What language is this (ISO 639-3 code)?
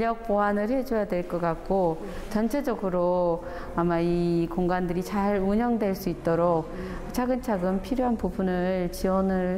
kor